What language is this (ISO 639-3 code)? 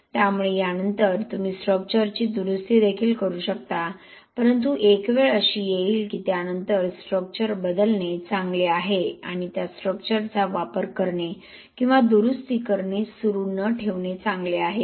mar